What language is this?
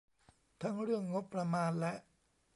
Thai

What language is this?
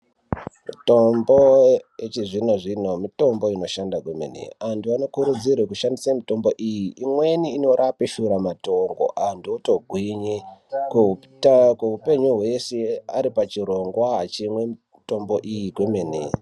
Ndau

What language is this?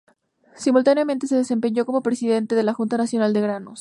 Spanish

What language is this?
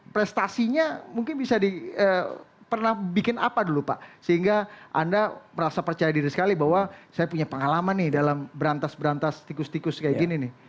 Indonesian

